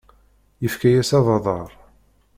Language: Kabyle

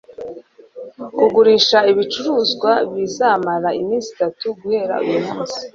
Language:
Kinyarwanda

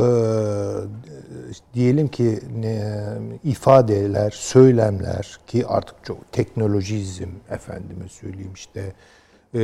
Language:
Turkish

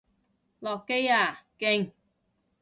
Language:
Cantonese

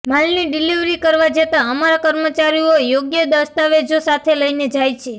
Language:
Gujarati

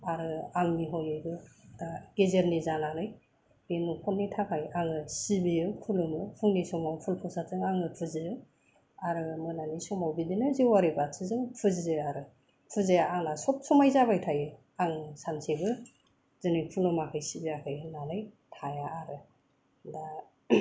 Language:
Bodo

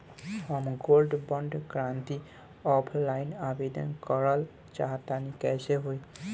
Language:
Bhojpuri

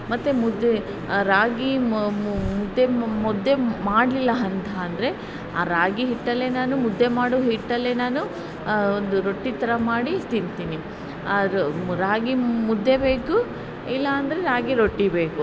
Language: Kannada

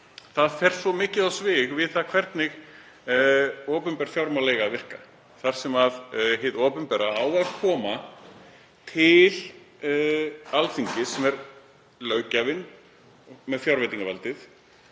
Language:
Icelandic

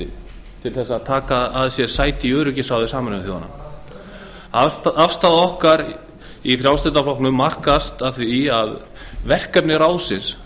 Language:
Icelandic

